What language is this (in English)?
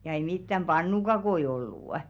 Finnish